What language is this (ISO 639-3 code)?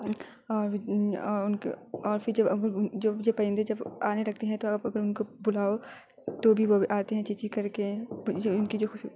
urd